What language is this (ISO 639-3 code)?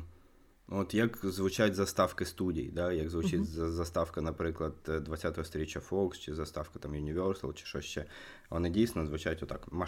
ukr